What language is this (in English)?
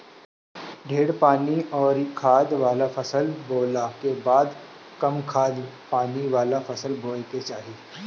Bhojpuri